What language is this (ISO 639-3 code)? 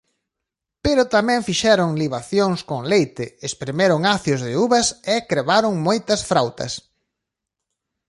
glg